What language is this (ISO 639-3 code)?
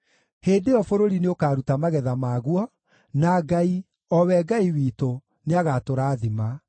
kik